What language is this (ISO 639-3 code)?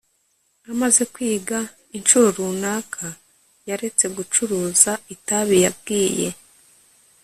kin